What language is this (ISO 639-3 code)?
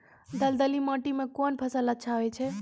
mai